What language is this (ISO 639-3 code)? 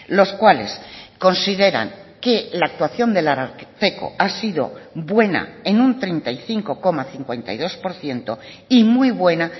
spa